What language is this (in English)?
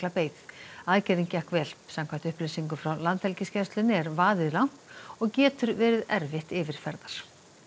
Icelandic